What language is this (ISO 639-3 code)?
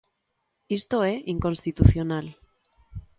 glg